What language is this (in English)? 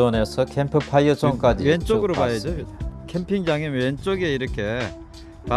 Korean